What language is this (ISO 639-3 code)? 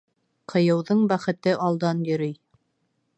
bak